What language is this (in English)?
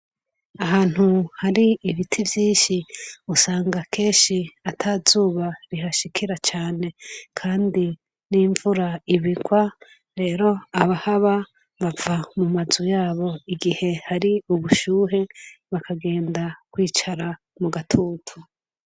Rundi